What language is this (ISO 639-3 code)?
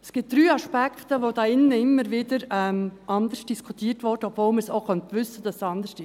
gsw